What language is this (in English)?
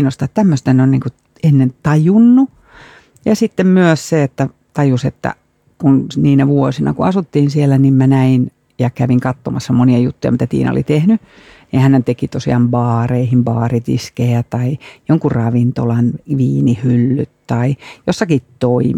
Finnish